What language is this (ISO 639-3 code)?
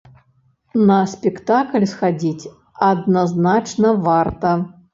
bel